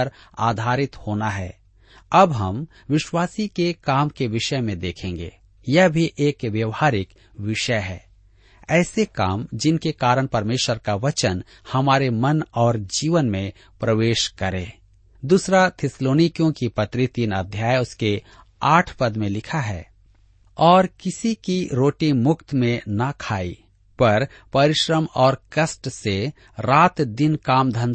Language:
Hindi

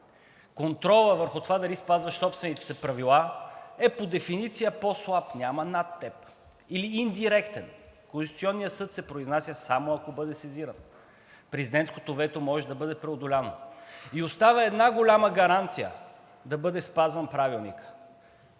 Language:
Bulgarian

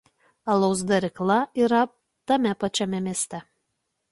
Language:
Lithuanian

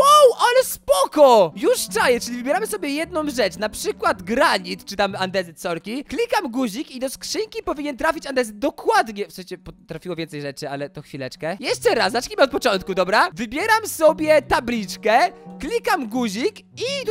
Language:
Polish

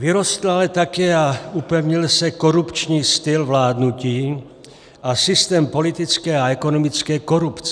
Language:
Czech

